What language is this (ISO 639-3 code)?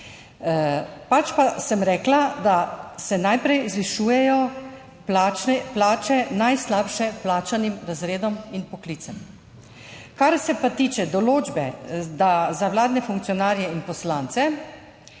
slv